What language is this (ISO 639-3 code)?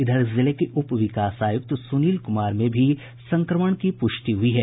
hin